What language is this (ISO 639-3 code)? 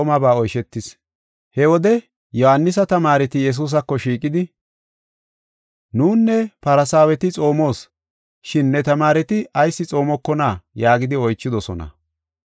gof